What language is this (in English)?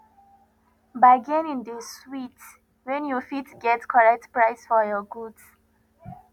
Nigerian Pidgin